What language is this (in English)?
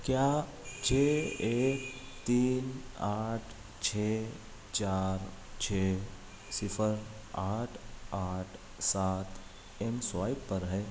Urdu